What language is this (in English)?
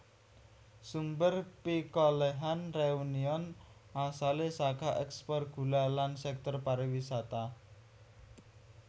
Javanese